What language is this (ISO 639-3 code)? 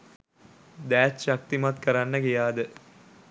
sin